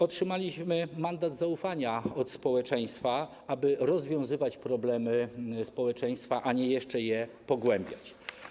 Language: Polish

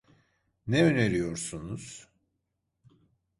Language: Turkish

